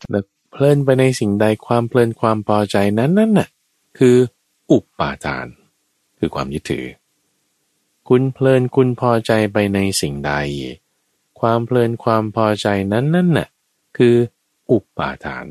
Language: Thai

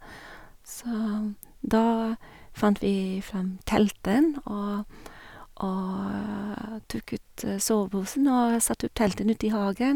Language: Norwegian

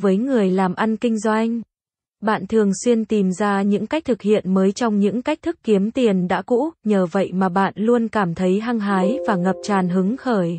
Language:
Vietnamese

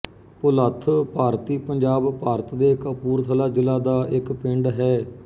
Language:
Punjabi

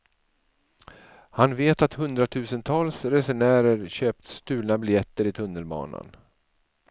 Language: Swedish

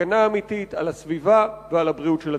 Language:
Hebrew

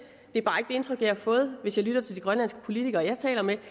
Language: Danish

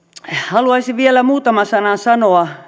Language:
Finnish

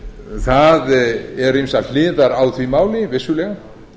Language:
Icelandic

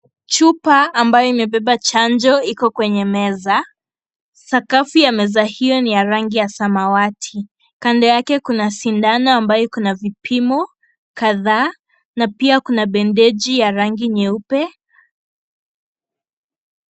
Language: Swahili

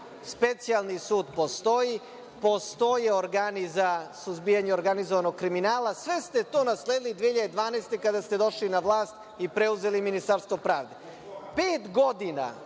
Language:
Serbian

